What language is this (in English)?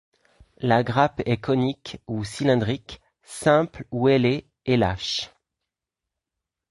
French